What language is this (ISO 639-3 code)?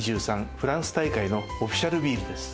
jpn